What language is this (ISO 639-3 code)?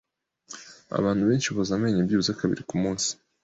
kin